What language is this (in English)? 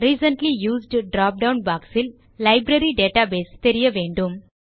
Tamil